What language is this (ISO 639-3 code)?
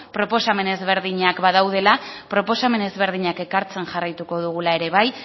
eus